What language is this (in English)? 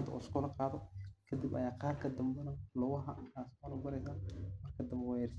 Somali